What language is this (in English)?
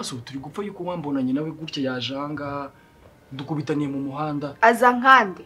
Romanian